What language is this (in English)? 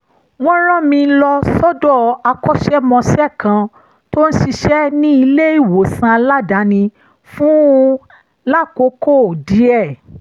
Yoruba